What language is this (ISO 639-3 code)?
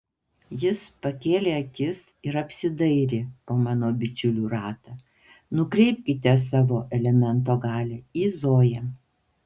lit